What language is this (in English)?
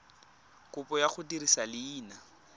Tswana